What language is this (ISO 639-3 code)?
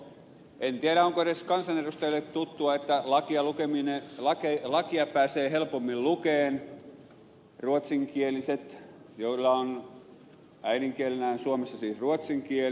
fin